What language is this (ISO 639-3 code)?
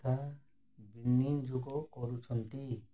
ori